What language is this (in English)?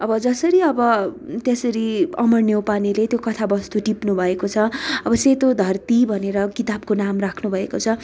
Nepali